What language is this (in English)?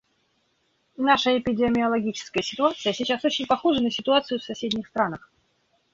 Russian